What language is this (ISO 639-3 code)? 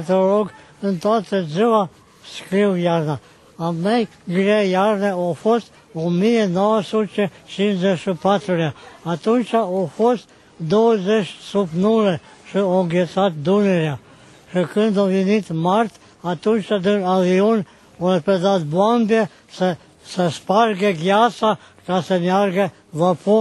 ron